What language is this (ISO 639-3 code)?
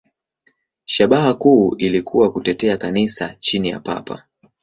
swa